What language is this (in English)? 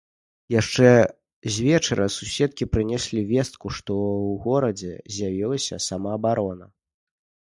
Belarusian